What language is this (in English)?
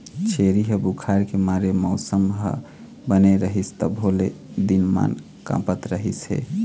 Chhattisgarhi